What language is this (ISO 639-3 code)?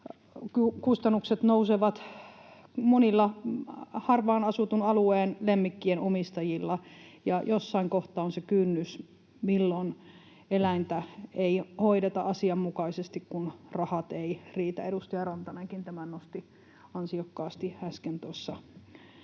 fin